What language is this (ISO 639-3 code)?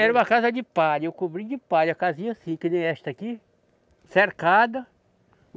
por